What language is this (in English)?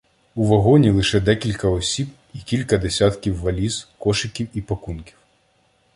Ukrainian